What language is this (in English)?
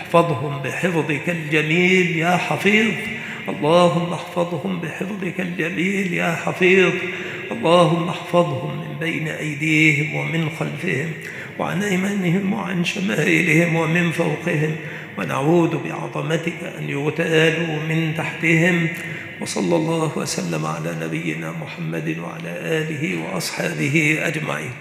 Arabic